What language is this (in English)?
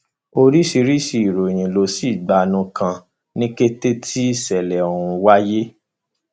Yoruba